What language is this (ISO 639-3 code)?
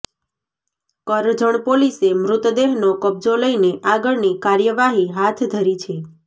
guj